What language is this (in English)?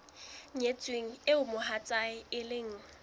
Southern Sotho